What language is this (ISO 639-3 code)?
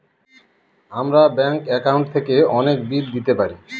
ben